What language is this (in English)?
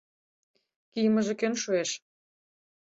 Mari